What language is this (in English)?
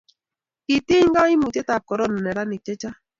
Kalenjin